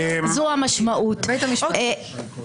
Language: Hebrew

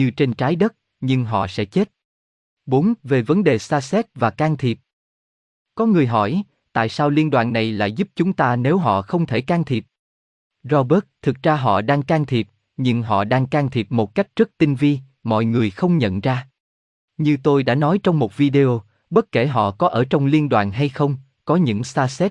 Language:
Vietnamese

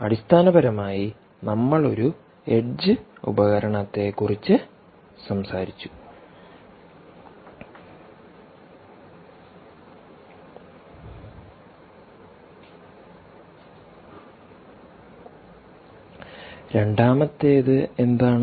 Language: Malayalam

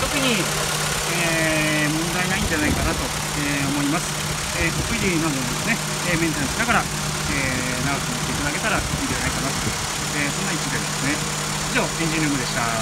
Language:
Japanese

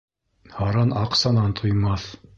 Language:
Bashkir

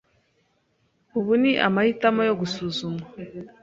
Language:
Kinyarwanda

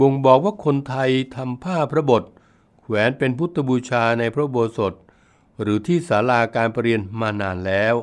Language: Thai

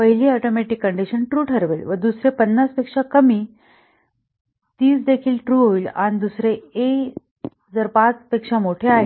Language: Marathi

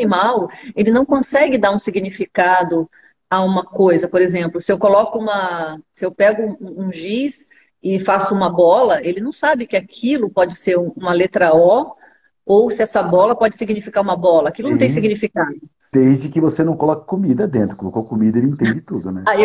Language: Portuguese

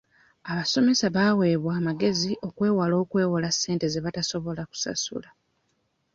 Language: Ganda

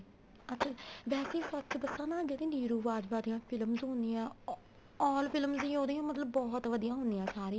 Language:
Punjabi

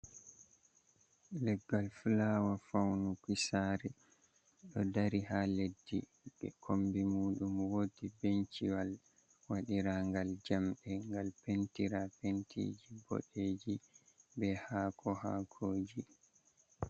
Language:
Fula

